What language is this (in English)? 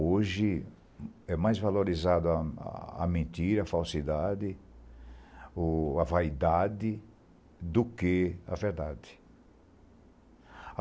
Portuguese